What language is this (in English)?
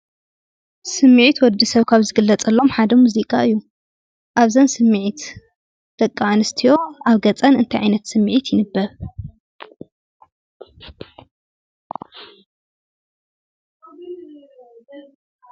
Tigrinya